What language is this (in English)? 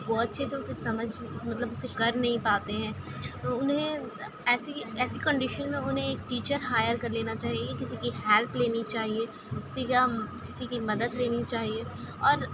Urdu